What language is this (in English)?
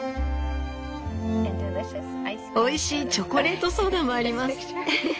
Japanese